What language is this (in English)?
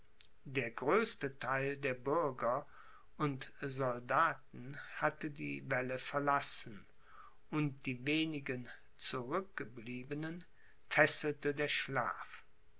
German